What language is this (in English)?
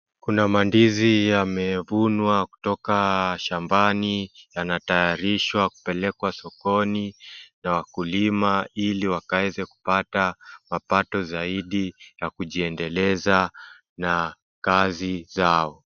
Swahili